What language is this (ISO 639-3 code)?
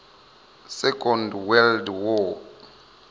ven